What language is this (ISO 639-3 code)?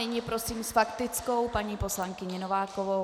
ces